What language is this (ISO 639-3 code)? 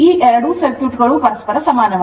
kan